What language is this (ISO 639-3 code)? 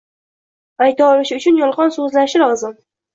uzb